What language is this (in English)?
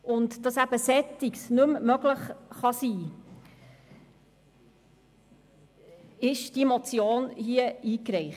Swiss German